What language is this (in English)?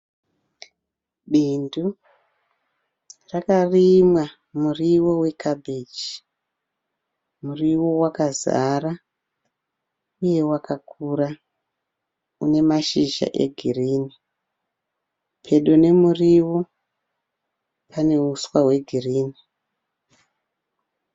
Shona